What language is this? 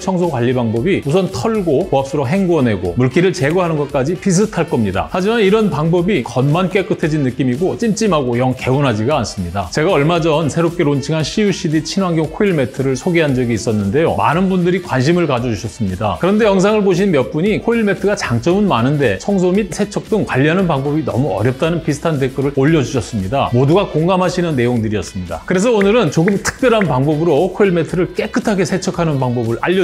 Korean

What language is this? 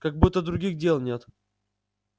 Russian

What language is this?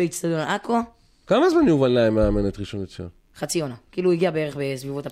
Hebrew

